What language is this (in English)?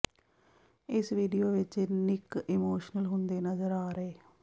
Punjabi